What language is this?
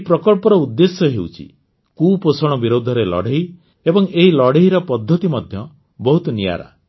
Odia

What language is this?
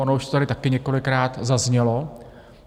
Czech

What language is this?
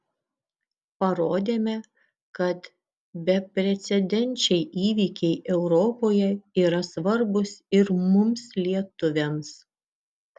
Lithuanian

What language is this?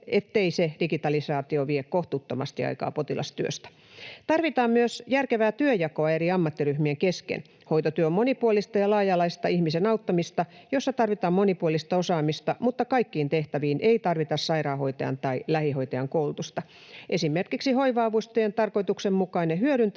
Finnish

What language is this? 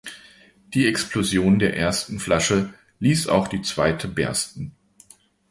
German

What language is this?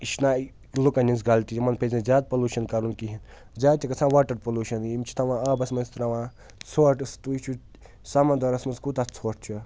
Kashmiri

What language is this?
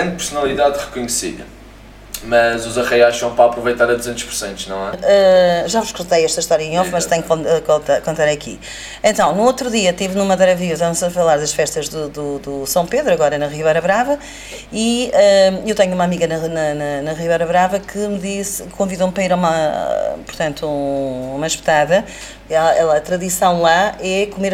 Portuguese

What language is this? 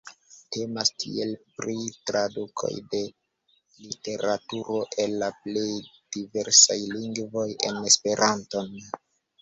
Esperanto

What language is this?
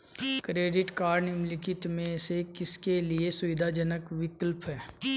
Hindi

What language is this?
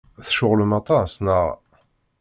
Kabyle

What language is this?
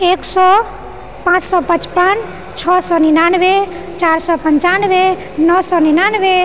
Maithili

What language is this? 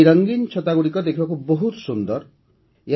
Odia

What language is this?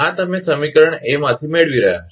Gujarati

